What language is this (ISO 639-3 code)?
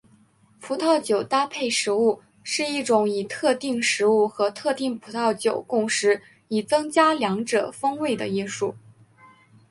zho